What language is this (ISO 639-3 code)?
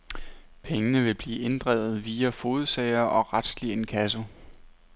dan